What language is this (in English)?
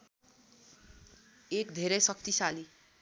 Nepali